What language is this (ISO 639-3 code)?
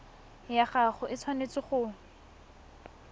tsn